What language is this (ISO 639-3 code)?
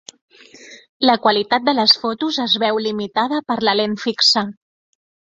cat